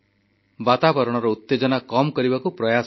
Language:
Odia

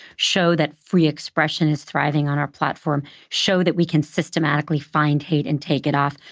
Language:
English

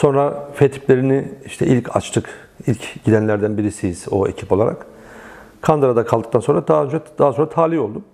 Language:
Turkish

